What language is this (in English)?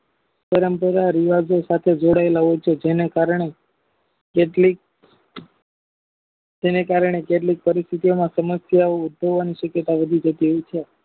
Gujarati